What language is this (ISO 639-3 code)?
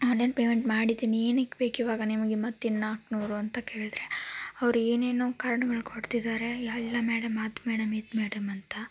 kan